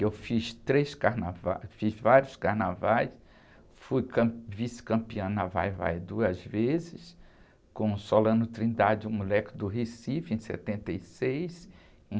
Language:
Portuguese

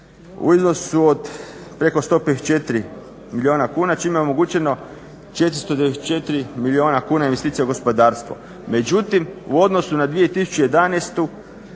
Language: Croatian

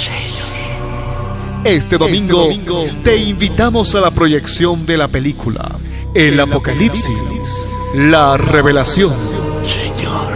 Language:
Spanish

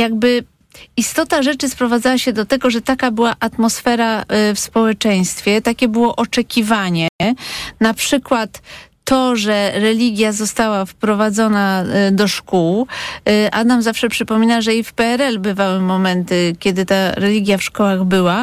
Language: Polish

